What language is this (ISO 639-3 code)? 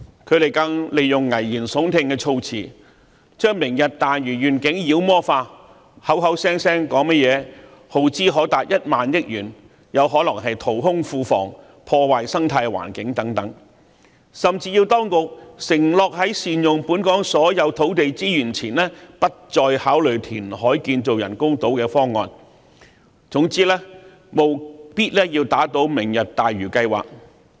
yue